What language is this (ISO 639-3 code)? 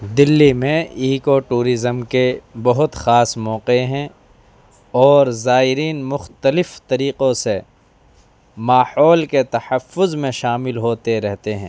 urd